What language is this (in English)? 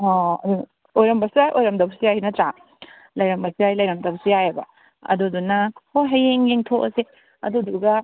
Manipuri